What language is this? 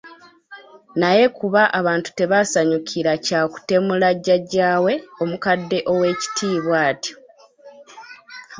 Ganda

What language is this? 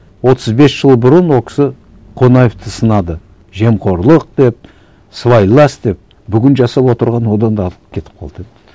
Kazakh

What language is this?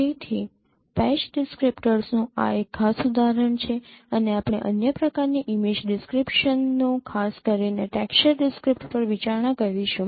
Gujarati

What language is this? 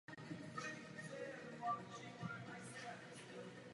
Czech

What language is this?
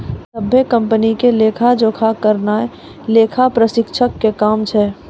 Maithili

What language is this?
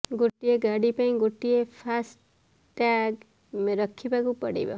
Odia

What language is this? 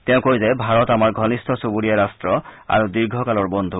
Assamese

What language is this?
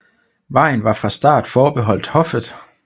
Danish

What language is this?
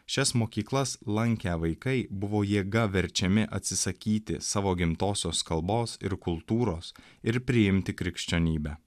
Lithuanian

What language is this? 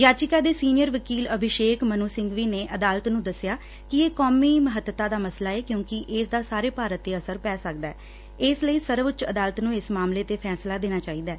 Punjabi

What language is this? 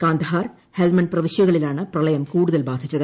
Malayalam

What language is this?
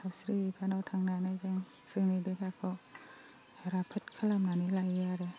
Bodo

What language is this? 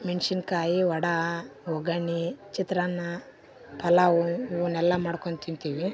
Kannada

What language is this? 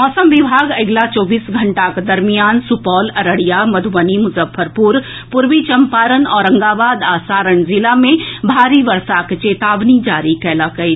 Maithili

